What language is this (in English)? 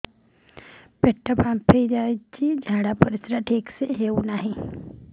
Odia